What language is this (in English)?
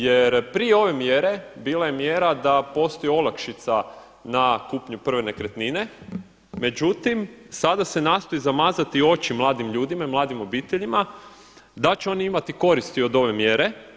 Croatian